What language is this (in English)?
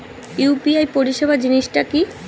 Bangla